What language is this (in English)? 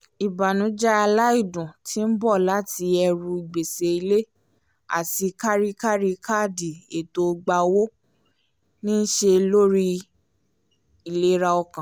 Yoruba